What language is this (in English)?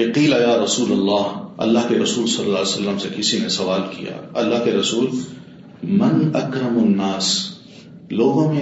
Urdu